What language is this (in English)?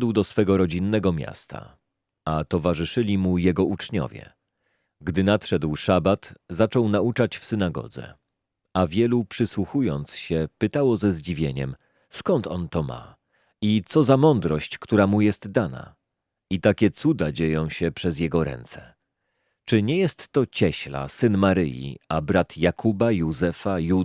Polish